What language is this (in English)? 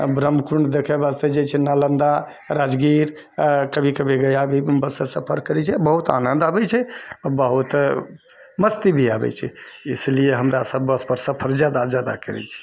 Maithili